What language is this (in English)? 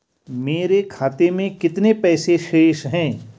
Hindi